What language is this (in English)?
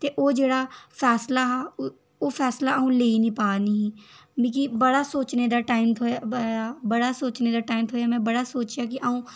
Dogri